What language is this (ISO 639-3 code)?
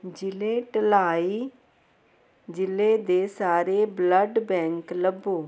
pan